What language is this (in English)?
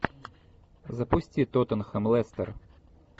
Russian